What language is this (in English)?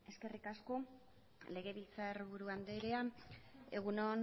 Basque